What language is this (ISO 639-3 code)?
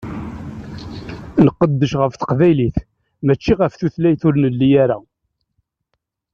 kab